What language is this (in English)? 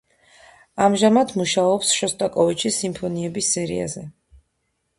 Georgian